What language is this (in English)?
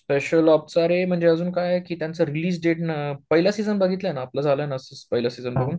Marathi